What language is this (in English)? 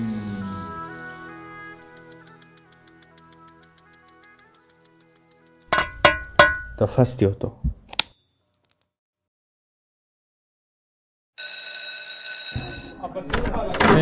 Hebrew